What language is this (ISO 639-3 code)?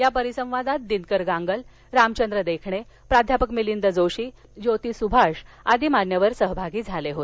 mar